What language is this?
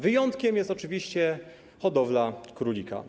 Polish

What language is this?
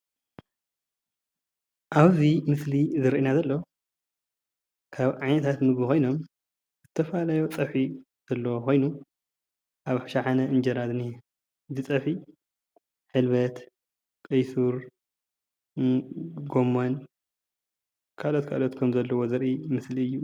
Tigrinya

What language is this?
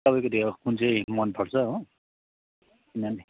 Nepali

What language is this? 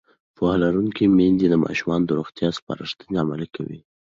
Pashto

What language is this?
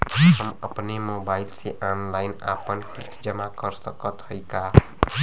Bhojpuri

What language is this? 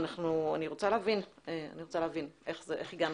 Hebrew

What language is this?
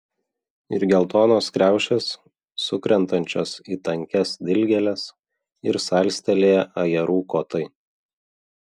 Lithuanian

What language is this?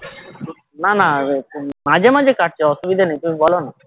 Bangla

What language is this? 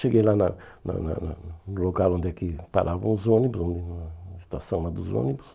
Portuguese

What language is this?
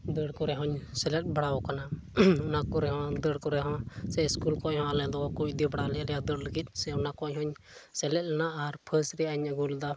Santali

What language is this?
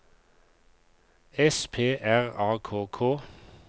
Norwegian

